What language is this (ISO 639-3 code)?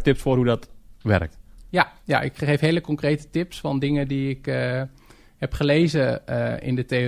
nld